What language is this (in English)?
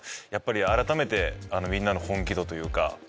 Japanese